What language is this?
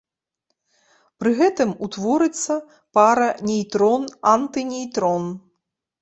Belarusian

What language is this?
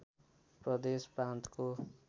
Nepali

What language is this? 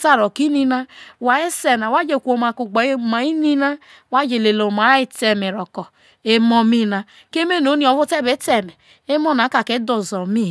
Isoko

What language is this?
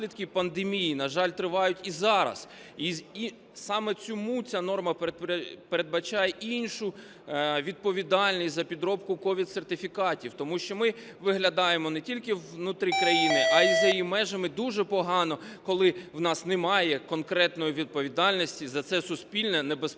Ukrainian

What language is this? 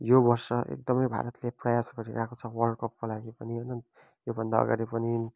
Nepali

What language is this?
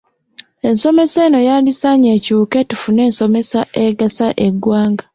Ganda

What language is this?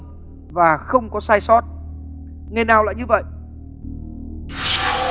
Vietnamese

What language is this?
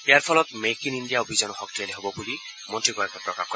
Assamese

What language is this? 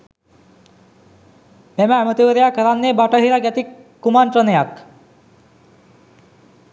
Sinhala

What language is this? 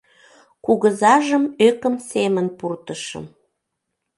Mari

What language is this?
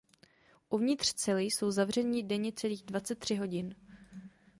Czech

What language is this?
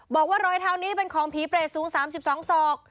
Thai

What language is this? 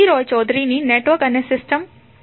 Gujarati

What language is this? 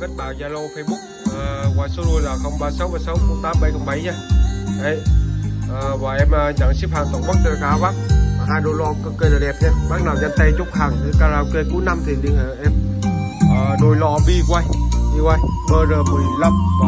Vietnamese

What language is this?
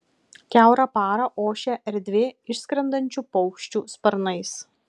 Lithuanian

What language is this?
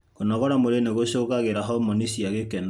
Kikuyu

